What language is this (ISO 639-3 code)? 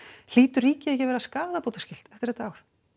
isl